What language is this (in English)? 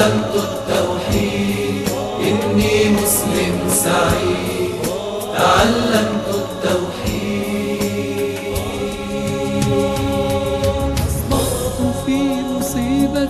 Arabic